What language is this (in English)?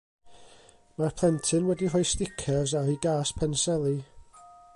Welsh